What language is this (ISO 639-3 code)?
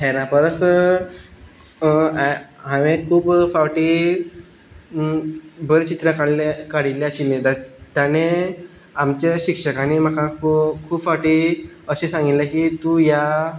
kok